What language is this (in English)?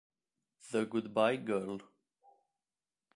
Italian